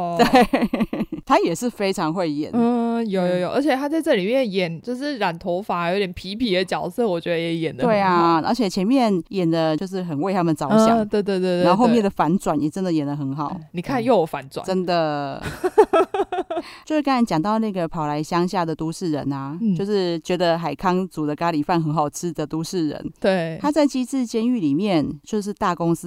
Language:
Chinese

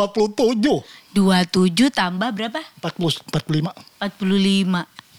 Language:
Indonesian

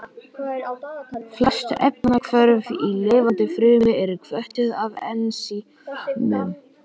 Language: Icelandic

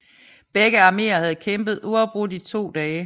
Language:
Danish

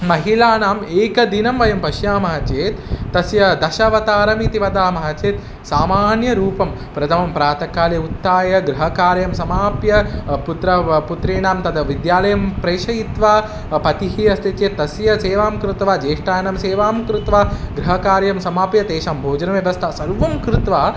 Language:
Sanskrit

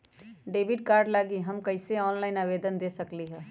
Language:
Magahi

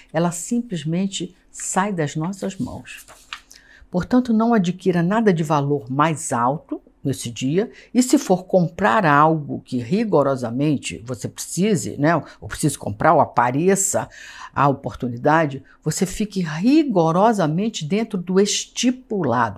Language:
Portuguese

